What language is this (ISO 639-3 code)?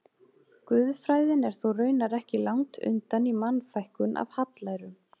isl